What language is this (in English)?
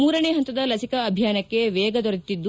Kannada